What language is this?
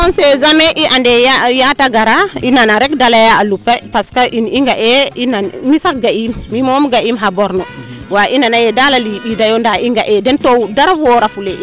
Serer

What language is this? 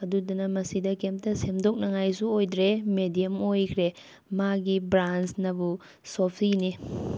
Manipuri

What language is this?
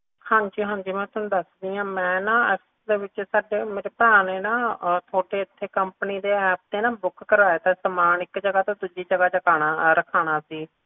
Punjabi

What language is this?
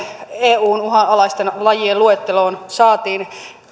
Finnish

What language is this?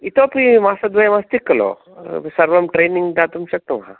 Sanskrit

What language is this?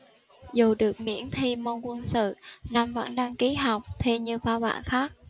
Vietnamese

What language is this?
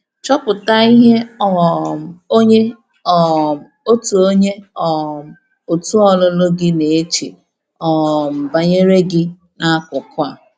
Igbo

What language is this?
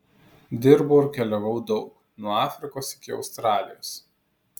Lithuanian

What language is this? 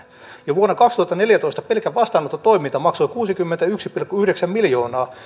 Finnish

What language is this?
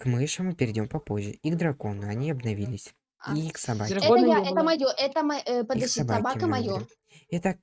Russian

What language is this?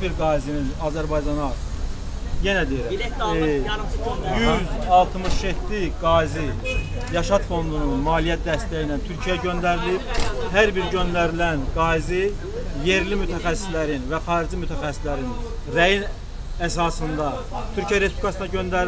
Turkish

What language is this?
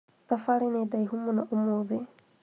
Kikuyu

